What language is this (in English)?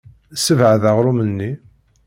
Kabyle